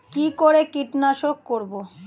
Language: Bangla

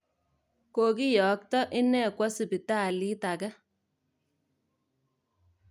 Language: Kalenjin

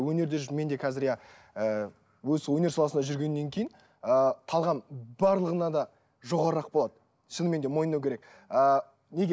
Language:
Kazakh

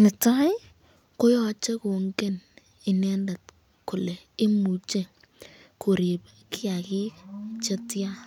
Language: Kalenjin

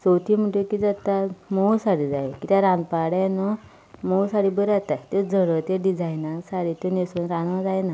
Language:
Konkani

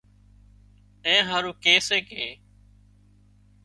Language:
Wadiyara Koli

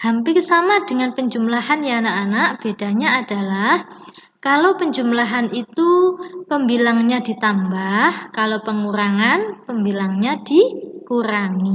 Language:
Indonesian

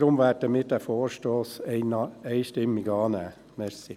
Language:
Swiss German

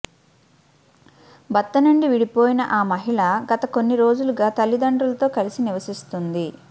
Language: Telugu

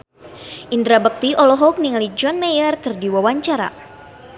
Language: Sundanese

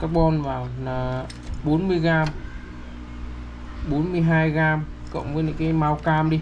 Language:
Vietnamese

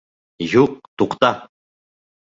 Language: Bashkir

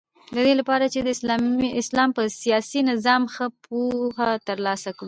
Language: Pashto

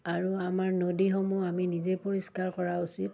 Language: Assamese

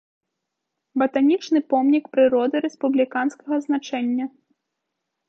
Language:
Belarusian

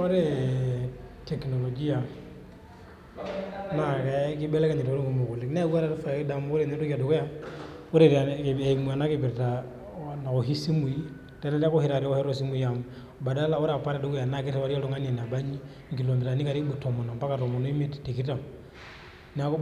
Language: Masai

